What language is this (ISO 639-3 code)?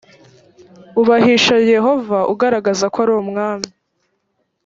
kin